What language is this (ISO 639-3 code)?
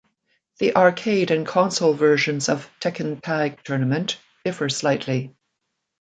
eng